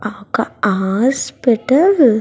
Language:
Telugu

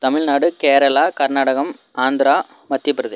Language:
Tamil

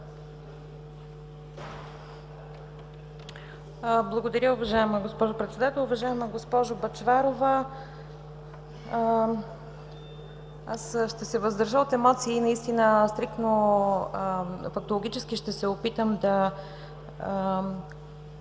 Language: Bulgarian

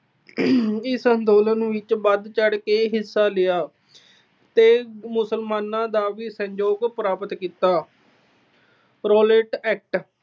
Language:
Punjabi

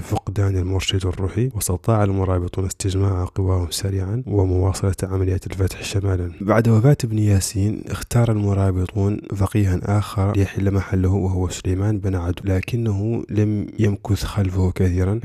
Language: Arabic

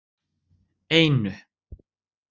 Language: Icelandic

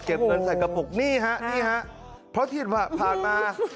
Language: Thai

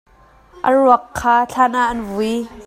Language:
Hakha Chin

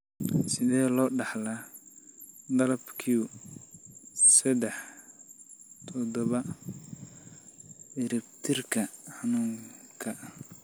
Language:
Somali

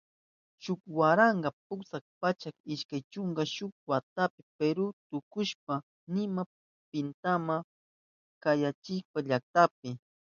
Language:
Southern Pastaza Quechua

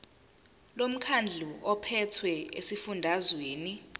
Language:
Zulu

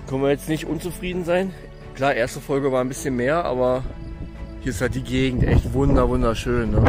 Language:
German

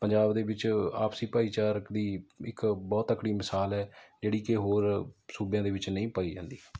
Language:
Punjabi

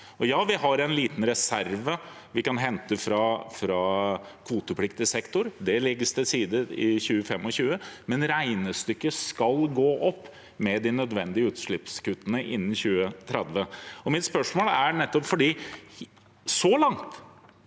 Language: Norwegian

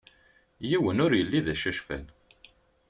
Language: Kabyle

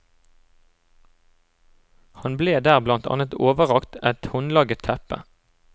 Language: Norwegian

